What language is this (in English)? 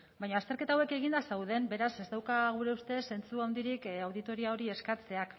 Basque